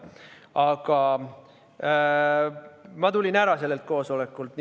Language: Estonian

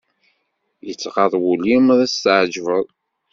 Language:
Kabyle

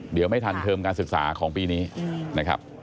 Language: Thai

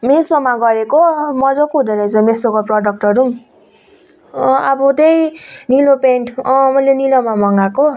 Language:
Nepali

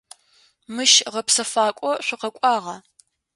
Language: Adyghe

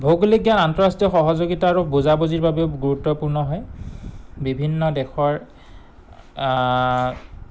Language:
Assamese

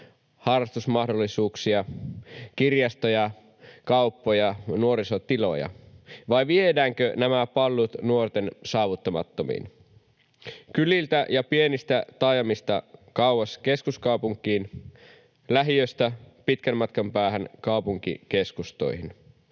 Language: Finnish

